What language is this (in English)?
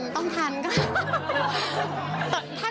Thai